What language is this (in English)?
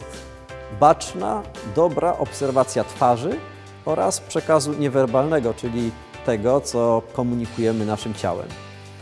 Polish